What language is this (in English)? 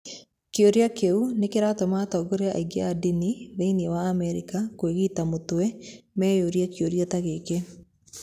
Kikuyu